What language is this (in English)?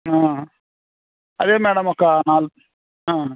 Telugu